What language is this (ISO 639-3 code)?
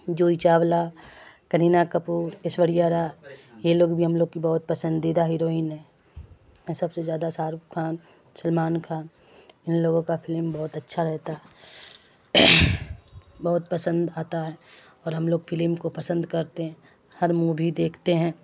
urd